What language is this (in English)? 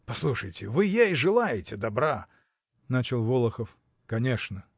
Russian